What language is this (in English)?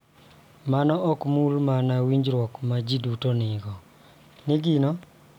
Luo (Kenya and Tanzania)